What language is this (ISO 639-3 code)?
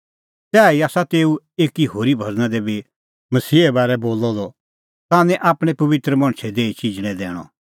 kfx